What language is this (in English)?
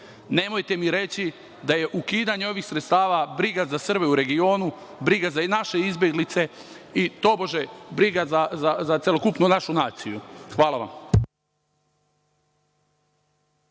Serbian